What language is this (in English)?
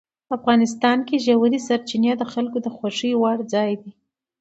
Pashto